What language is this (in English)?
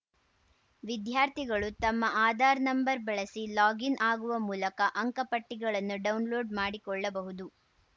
Kannada